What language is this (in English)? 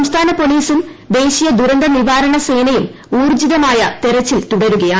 Malayalam